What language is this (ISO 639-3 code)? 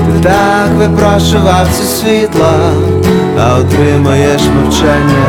ukr